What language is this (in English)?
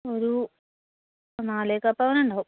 Malayalam